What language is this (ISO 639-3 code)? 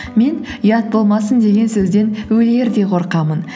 kaz